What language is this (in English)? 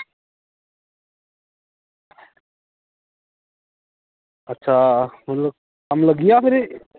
Dogri